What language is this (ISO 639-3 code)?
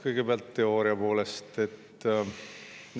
est